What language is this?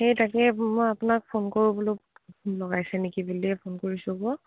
Assamese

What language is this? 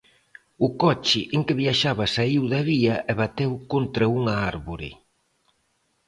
Galician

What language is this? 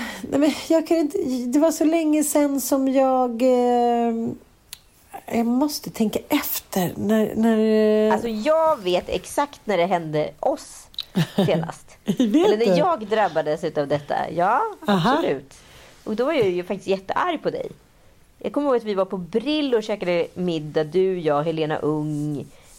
Swedish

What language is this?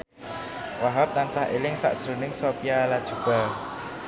Javanese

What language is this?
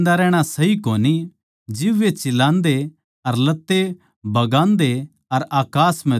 Haryanvi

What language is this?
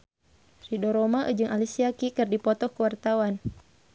Sundanese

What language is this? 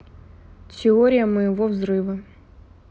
Russian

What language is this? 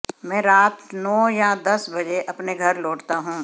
Hindi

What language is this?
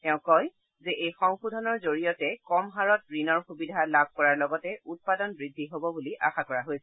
Assamese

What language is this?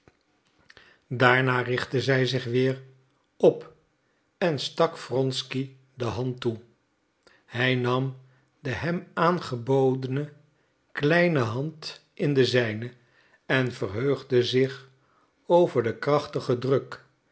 Dutch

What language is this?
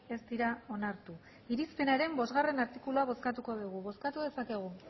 Basque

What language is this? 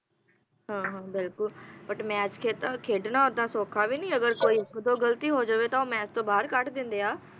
Punjabi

